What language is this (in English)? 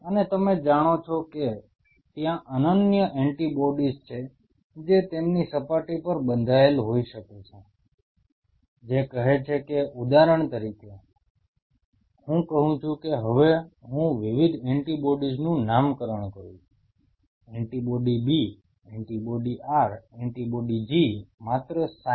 Gujarati